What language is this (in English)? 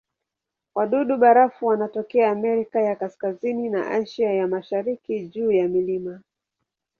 Swahili